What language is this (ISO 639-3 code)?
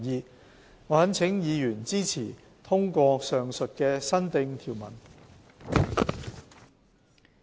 yue